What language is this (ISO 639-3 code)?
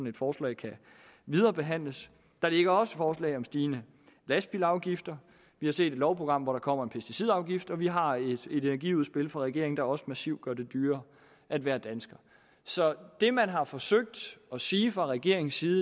dan